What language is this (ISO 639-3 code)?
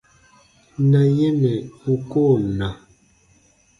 bba